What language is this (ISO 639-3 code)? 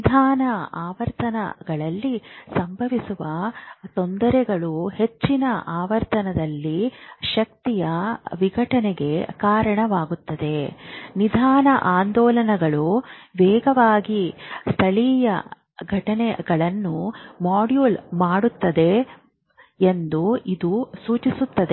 kan